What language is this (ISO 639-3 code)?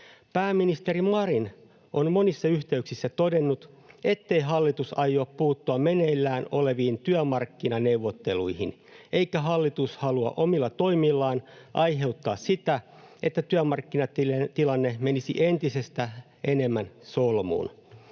fin